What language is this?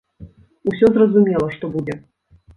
Belarusian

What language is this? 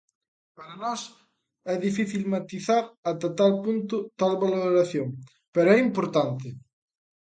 Galician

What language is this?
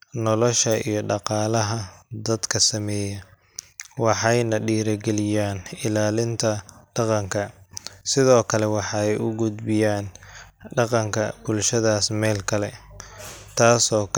Somali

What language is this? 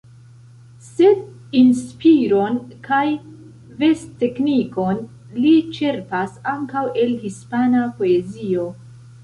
Esperanto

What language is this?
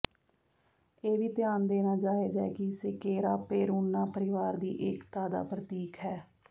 Punjabi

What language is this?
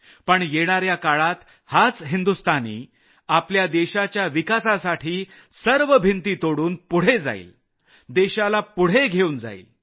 Marathi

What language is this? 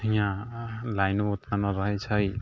Maithili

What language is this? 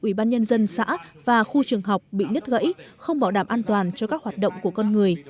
Vietnamese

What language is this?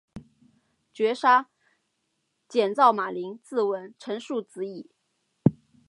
Chinese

